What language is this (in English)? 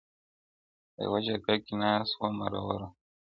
Pashto